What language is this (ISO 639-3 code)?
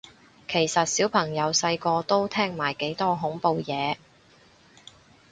yue